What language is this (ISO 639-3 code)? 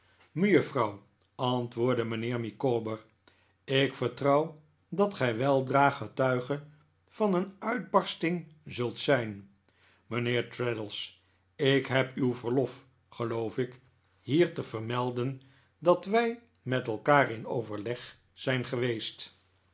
nld